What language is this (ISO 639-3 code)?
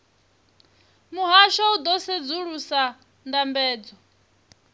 ven